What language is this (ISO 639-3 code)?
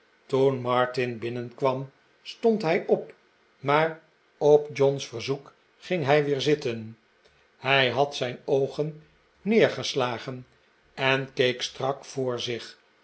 nld